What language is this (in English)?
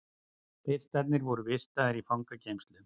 Icelandic